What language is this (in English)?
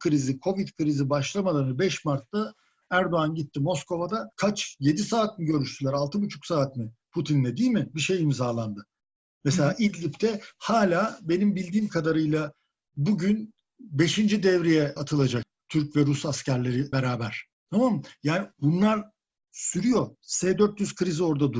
Turkish